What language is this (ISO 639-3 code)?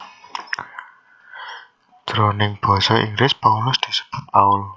jav